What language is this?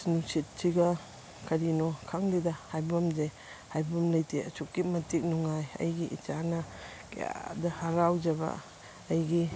Manipuri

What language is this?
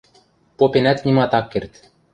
Western Mari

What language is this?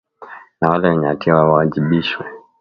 Swahili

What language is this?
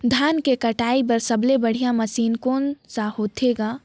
Chhattisgarhi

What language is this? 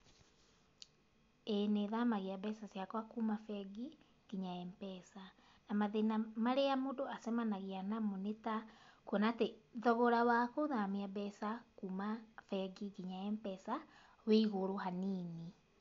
Kikuyu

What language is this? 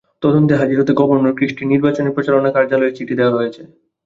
Bangla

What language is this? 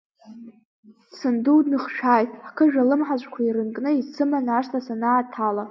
Abkhazian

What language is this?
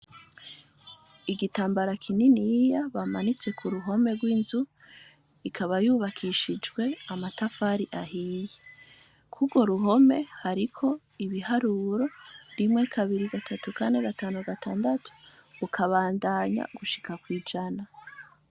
Rundi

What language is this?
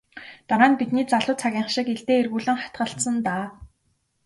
Mongolian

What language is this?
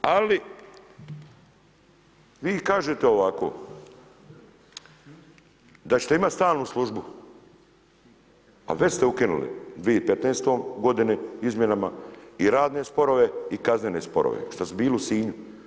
Croatian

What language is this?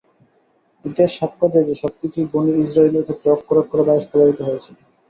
Bangla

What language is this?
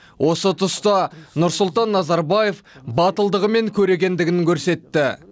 Kazakh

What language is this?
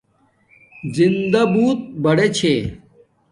Domaaki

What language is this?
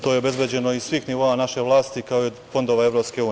Serbian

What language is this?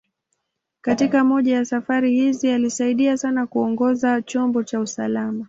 Swahili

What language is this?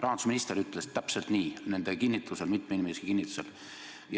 Estonian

